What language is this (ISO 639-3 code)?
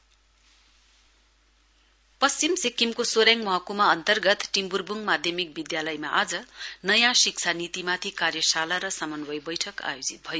nep